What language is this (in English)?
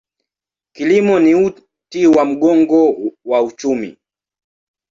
Swahili